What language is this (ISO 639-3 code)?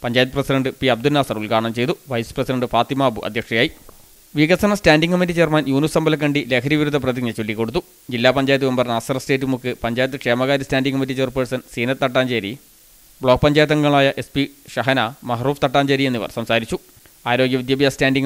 ind